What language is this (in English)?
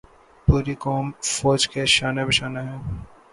Urdu